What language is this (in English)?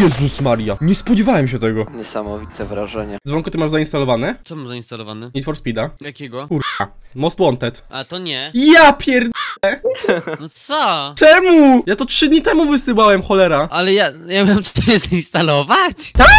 Polish